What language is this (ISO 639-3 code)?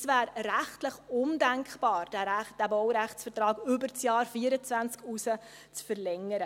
gsw